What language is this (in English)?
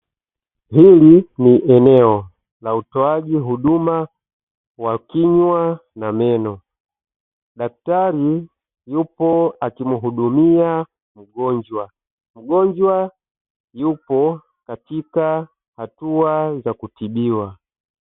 Swahili